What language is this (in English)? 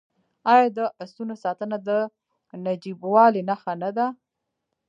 Pashto